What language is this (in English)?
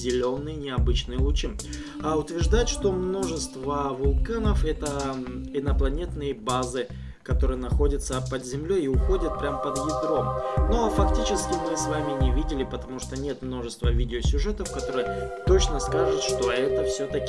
Russian